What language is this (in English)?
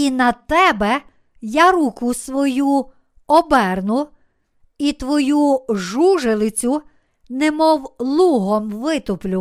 Ukrainian